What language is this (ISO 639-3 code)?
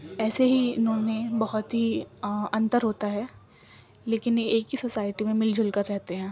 urd